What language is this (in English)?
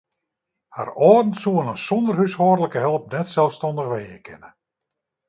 Western Frisian